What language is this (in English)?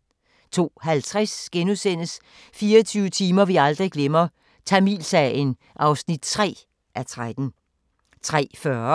Danish